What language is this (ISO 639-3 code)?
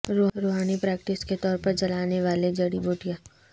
urd